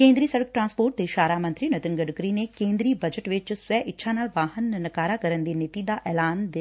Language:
Punjabi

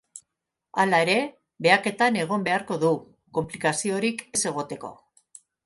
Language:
Basque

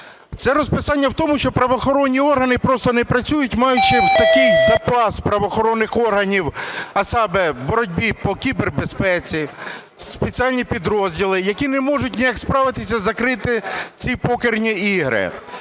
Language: Ukrainian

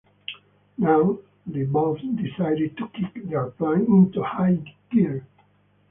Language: English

